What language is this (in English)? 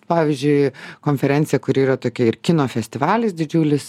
Lithuanian